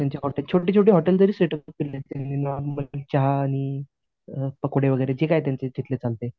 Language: Marathi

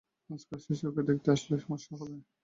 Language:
Bangla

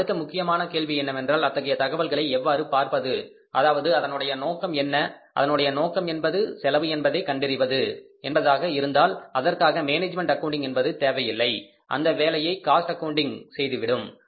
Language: Tamil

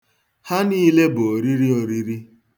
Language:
Igbo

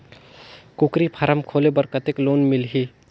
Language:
Chhattisgarhi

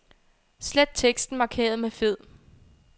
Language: Danish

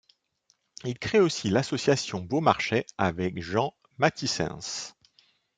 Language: French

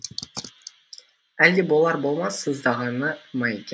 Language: Kazakh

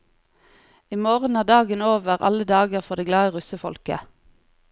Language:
Norwegian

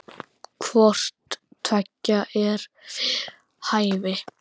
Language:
Icelandic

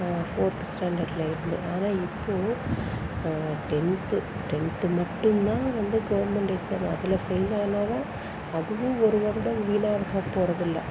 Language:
Tamil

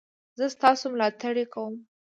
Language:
Pashto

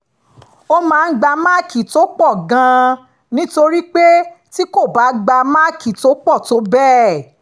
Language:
Yoruba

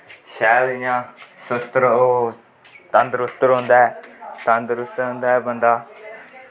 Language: Dogri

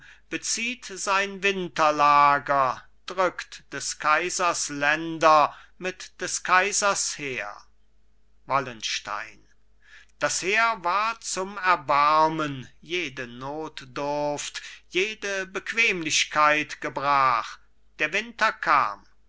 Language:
German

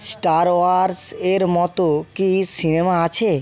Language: Bangla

